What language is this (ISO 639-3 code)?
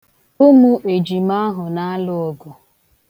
ibo